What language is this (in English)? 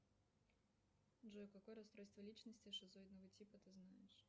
Russian